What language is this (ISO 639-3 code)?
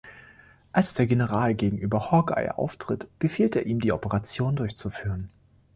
deu